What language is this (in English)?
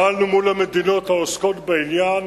Hebrew